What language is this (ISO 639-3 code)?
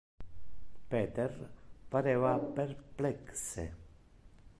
ina